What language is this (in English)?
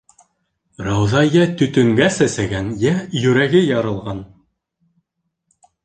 Bashkir